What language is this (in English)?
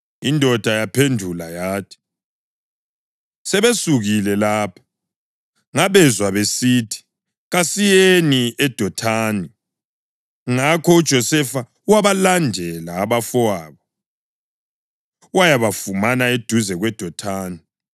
North Ndebele